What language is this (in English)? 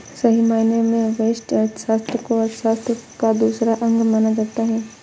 Hindi